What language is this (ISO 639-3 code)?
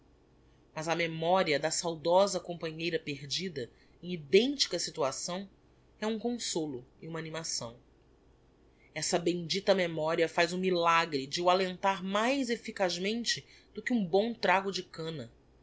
por